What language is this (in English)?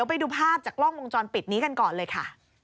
Thai